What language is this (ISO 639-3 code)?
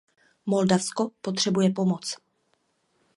ces